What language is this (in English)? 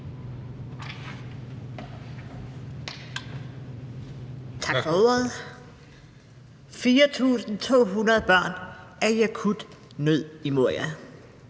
Danish